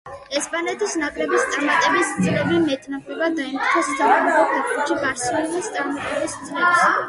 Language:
Georgian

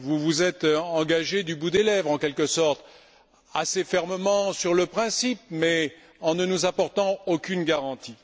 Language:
French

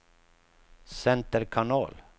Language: Swedish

